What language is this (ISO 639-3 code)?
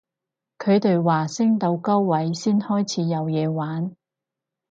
yue